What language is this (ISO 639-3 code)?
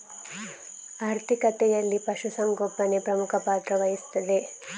kan